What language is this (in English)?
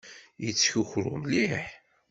Kabyle